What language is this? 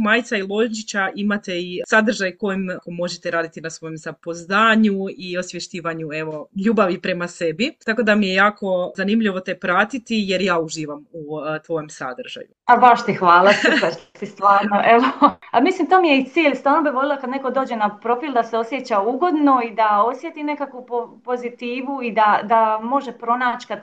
Croatian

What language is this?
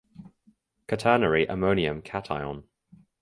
English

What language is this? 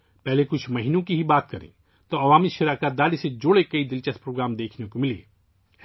Urdu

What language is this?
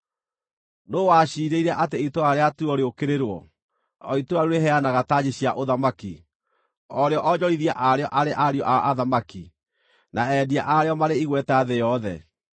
Kikuyu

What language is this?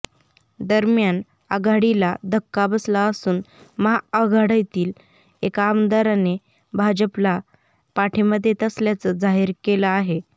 Marathi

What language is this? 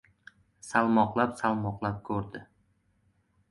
Uzbek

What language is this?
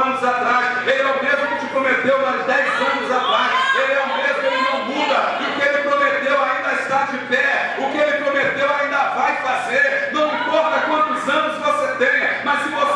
Portuguese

